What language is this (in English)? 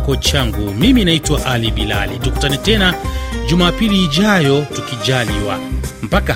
Swahili